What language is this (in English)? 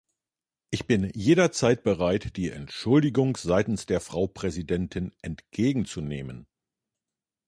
German